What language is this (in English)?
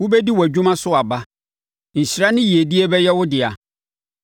Akan